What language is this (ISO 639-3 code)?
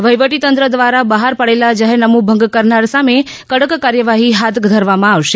guj